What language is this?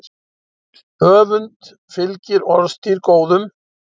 Icelandic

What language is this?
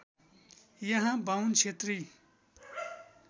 Nepali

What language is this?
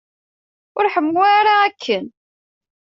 Kabyle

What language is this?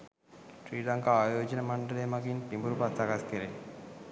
Sinhala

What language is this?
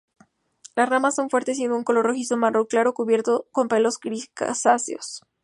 Spanish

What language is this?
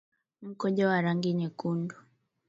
Swahili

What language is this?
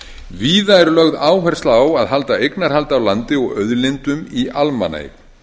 Icelandic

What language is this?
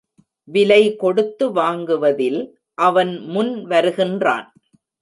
Tamil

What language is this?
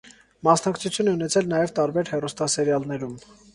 Armenian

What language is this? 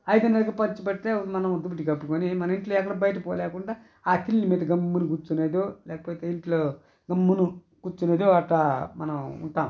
Telugu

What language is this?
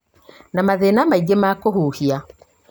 Kikuyu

